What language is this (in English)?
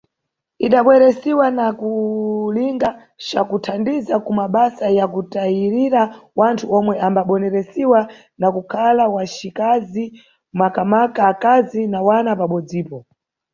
Nyungwe